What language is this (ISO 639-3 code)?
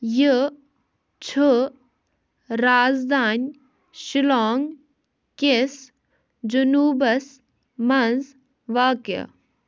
kas